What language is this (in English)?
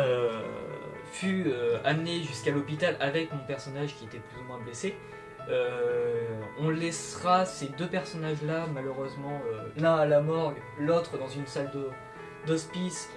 French